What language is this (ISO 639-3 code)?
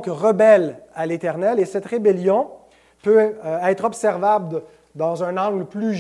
fra